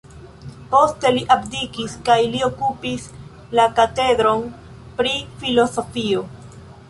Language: Esperanto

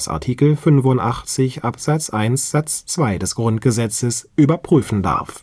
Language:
German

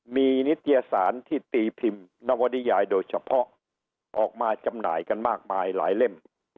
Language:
Thai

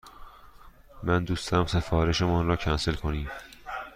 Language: Persian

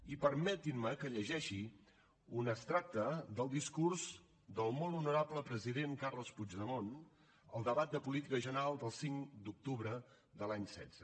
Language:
Catalan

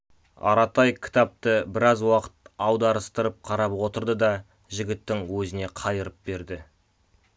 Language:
Kazakh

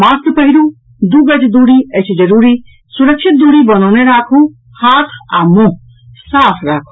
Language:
Maithili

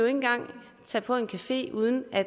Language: Danish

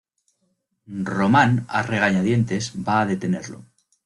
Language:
Spanish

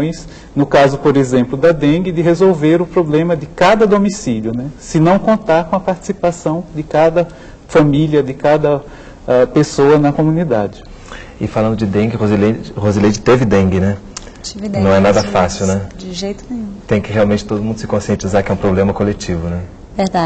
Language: Portuguese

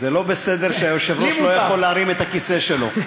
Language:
Hebrew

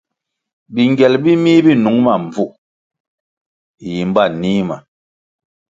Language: Kwasio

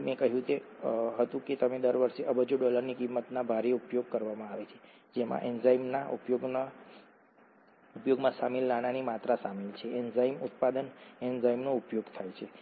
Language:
Gujarati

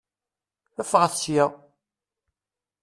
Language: Kabyle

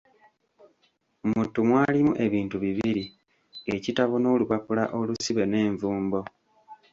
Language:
Ganda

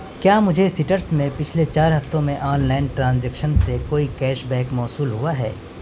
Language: Urdu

